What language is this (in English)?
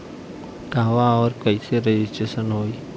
Bhojpuri